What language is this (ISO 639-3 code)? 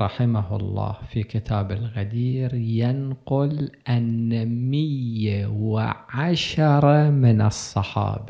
ara